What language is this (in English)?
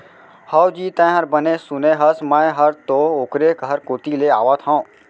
Chhattisgarhi